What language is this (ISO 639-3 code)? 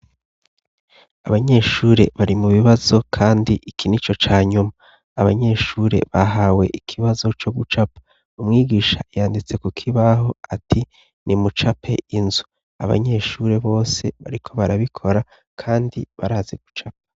run